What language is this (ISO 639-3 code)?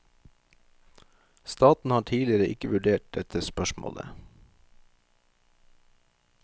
nor